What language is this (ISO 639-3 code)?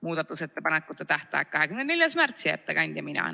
est